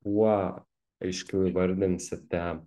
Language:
Lithuanian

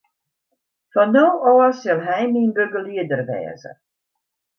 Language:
Western Frisian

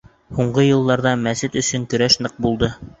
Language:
Bashkir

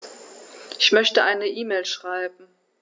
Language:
German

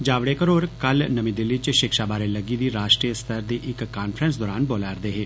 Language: Dogri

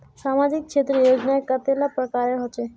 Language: Magahi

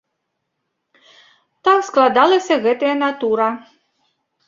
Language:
Belarusian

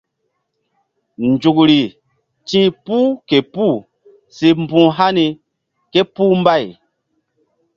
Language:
Mbum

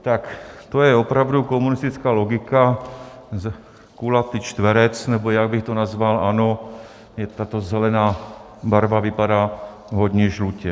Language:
Czech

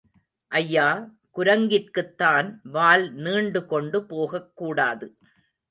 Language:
Tamil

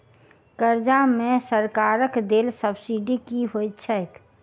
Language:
Maithili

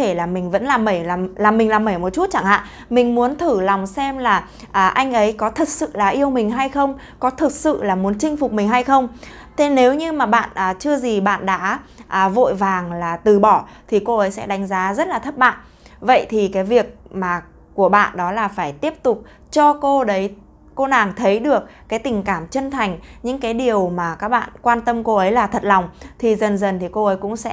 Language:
Vietnamese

